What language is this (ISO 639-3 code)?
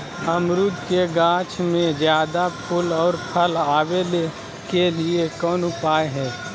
mag